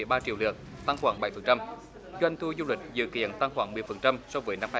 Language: Vietnamese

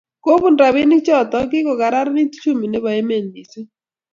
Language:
Kalenjin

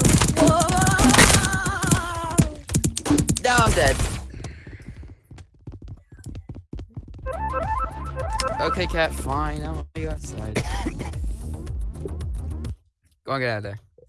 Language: English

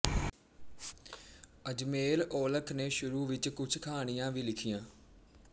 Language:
Punjabi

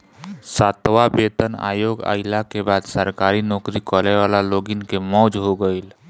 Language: Bhojpuri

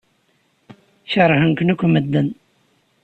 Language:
Kabyle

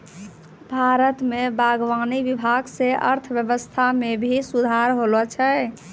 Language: Maithili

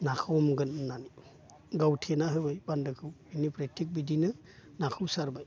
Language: Bodo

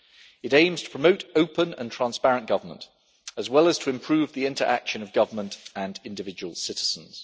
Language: English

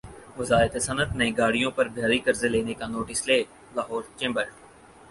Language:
Urdu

